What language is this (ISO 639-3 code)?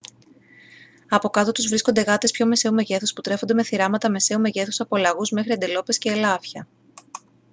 ell